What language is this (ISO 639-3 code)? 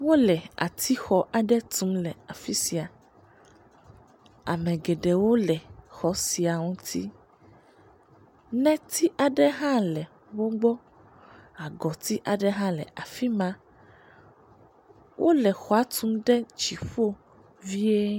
ewe